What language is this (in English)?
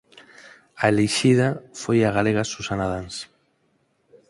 Galician